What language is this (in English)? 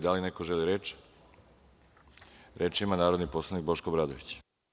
Serbian